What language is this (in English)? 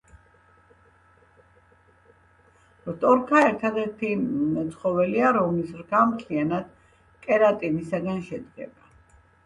Georgian